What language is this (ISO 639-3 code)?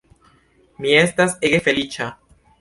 epo